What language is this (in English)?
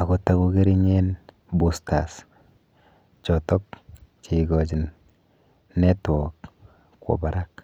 Kalenjin